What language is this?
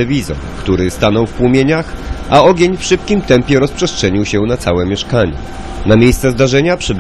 Polish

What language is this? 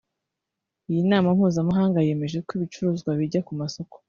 Kinyarwanda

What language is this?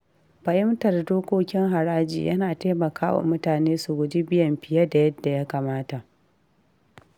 Hausa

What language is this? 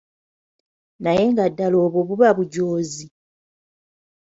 Ganda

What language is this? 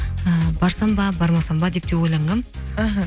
Kazakh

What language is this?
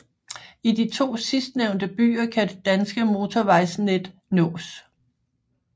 Danish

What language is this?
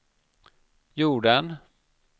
Swedish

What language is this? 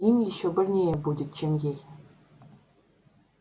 Russian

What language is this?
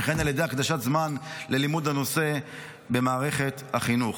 Hebrew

